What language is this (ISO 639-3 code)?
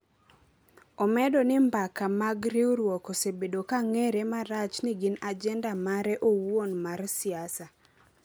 luo